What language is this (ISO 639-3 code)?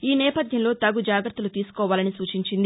tel